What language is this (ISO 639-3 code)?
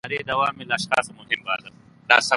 pus